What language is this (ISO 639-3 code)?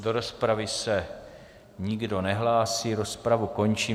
ces